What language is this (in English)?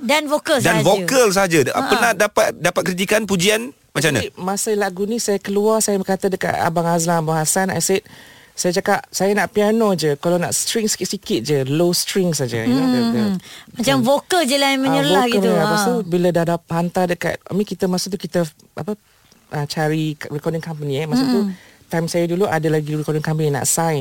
Malay